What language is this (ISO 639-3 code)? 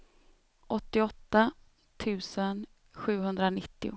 swe